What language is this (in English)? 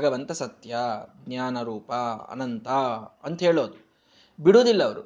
Kannada